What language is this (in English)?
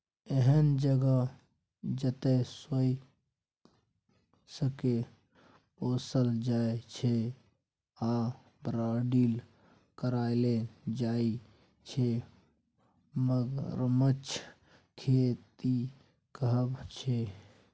Maithili